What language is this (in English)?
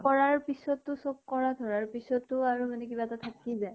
Assamese